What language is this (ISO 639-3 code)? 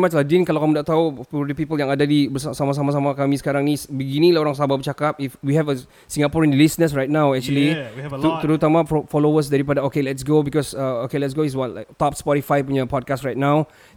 msa